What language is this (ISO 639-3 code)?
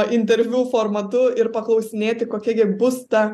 lit